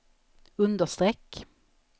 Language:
Swedish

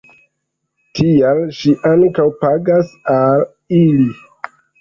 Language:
Esperanto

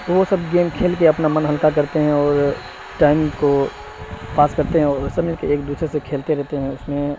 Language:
Urdu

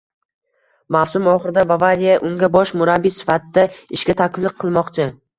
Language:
Uzbek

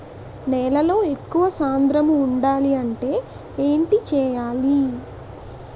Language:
Telugu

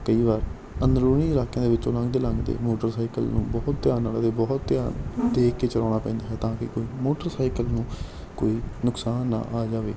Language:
Punjabi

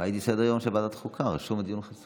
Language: Hebrew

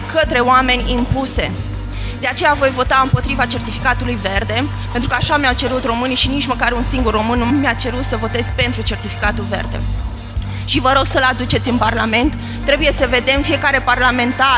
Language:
Romanian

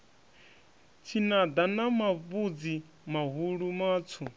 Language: Venda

